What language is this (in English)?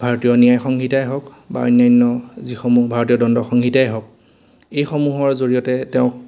Assamese